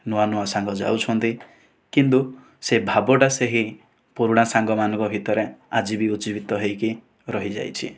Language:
Odia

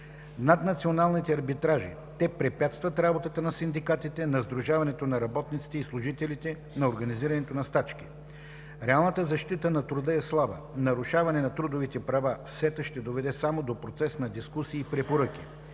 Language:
Bulgarian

